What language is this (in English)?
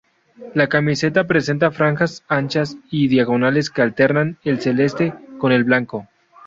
Spanish